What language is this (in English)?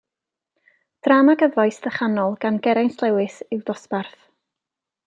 Welsh